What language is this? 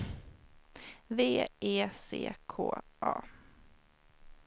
Swedish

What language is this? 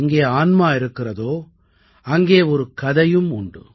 Tamil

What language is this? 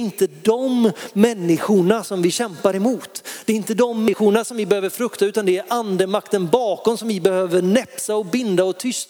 Swedish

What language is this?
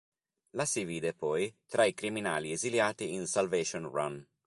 Italian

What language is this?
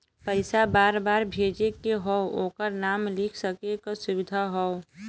Bhojpuri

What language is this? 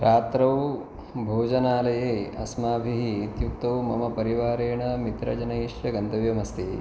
Sanskrit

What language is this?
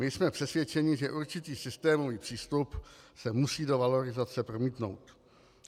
Czech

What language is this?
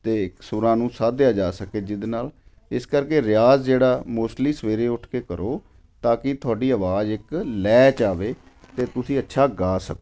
Punjabi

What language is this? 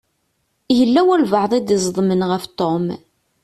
Kabyle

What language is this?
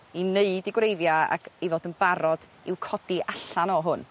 Welsh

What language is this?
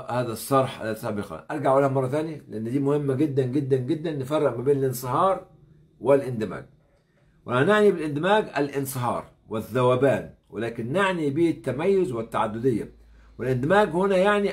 Arabic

